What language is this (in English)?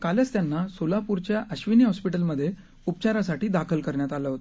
Marathi